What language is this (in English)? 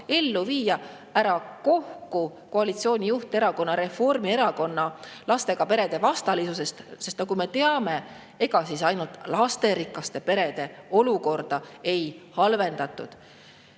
Estonian